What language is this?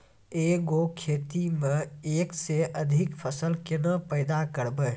Maithili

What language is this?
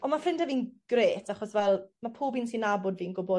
Welsh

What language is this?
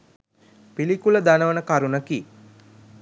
Sinhala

